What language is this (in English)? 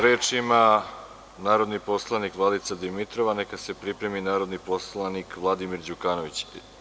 Serbian